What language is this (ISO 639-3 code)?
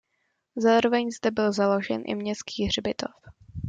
ces